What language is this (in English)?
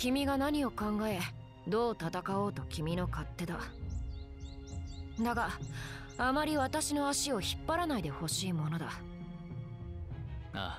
Japanese